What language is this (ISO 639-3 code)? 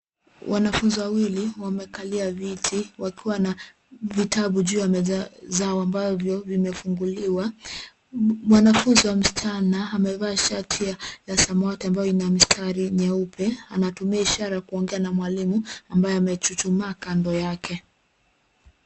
swa